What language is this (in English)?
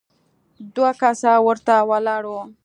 Pashto